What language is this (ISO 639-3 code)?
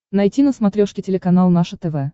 rus